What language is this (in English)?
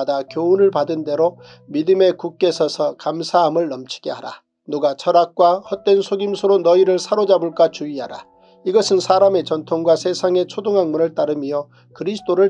Korean